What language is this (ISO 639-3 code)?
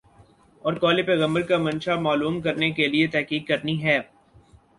urd